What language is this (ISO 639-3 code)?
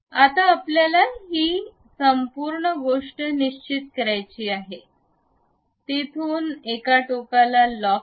mar